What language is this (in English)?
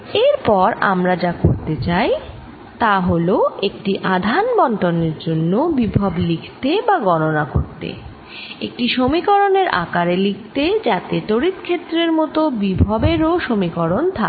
Bangla